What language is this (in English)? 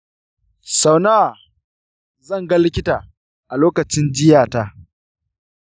Hausa